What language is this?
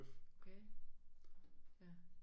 Danish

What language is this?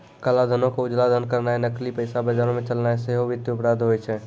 Maithili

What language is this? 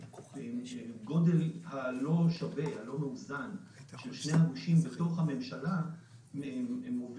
Hebrew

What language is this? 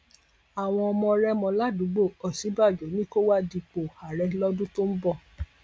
Yoruba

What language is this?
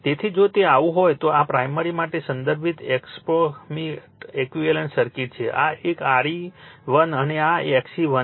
Gujarati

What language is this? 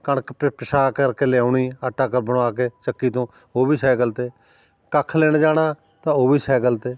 Punjabi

